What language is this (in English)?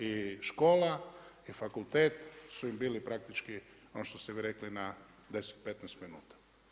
Croatian